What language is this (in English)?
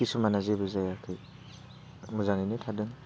Bodo